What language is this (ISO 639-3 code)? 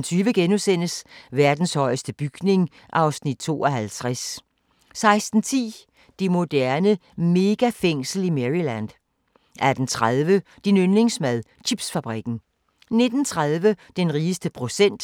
dan